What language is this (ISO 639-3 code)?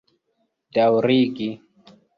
epo